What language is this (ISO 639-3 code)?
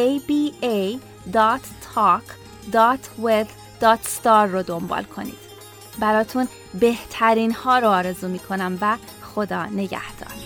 fas